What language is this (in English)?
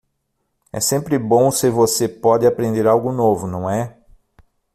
Portuguese